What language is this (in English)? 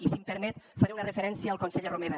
Catalan